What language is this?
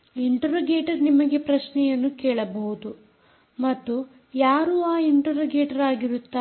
Kannada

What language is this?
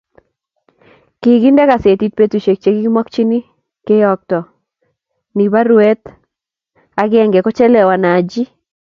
Kalenjin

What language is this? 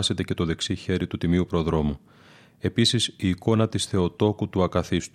Greek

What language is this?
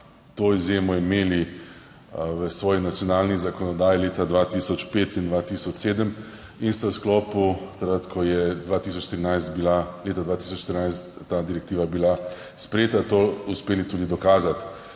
Slovenian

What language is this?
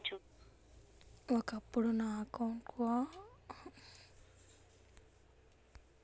Telugu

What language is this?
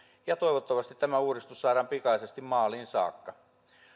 Finnish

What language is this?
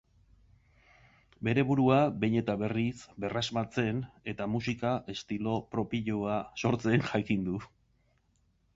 Basque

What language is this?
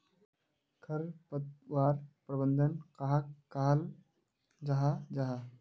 Magahi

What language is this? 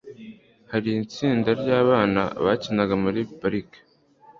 Kinyarwanda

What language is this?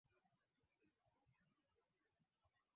Swahili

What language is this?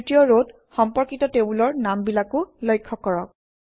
Assamese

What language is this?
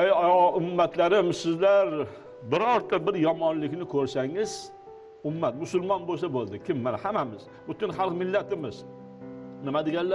Turkish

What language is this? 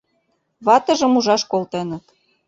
Mari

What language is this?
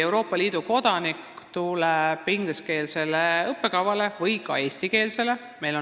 Estonian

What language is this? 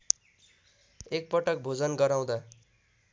Nepali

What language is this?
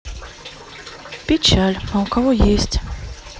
Russian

